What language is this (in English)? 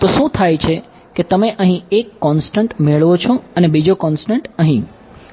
Gujarati